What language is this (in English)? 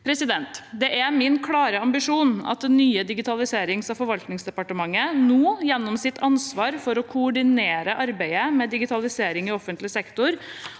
Norwegian